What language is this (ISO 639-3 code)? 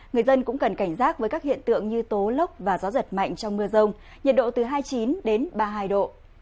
vie